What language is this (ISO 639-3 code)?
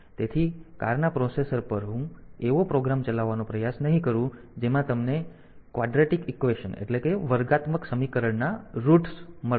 guj